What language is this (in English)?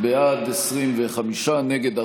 Hebrew